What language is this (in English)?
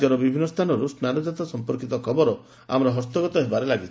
Odia